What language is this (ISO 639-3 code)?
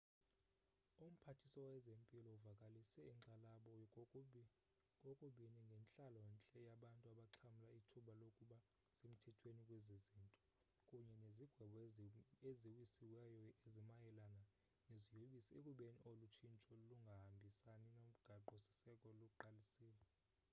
xho